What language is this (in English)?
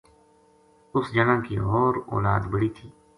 Gujari